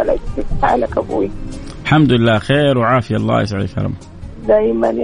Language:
Arabic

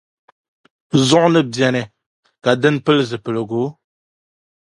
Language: Dagbani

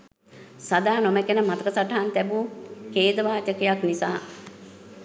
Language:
Sinhala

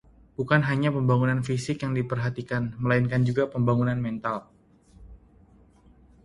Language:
Indonesian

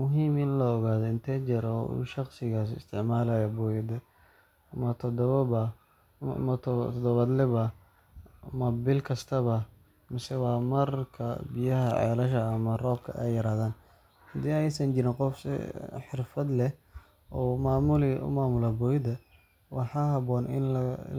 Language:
Somali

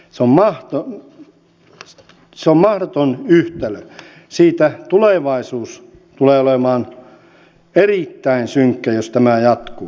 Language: Finnish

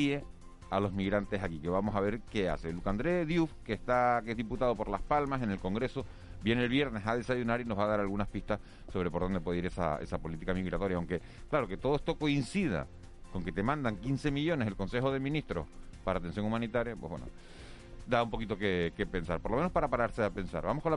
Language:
Spanish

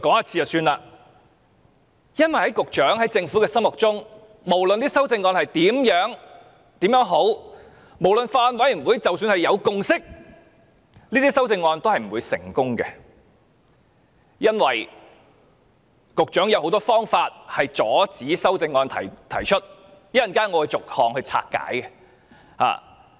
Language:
Cantonese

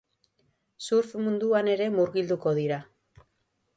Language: Basque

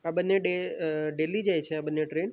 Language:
Gujarati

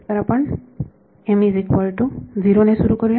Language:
Marathi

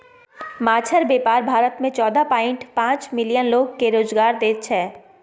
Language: Maithili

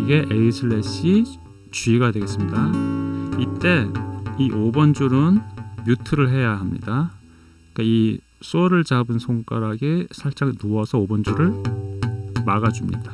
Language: Korean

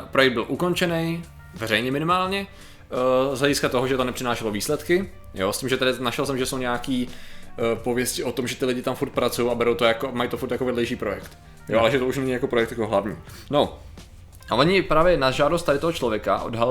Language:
Czech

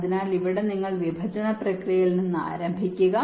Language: Malayalam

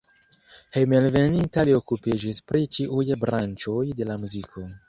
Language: Esperanto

